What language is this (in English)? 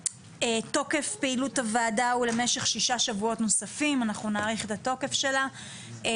Hebrew